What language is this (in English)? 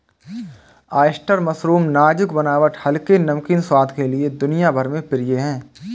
Hindi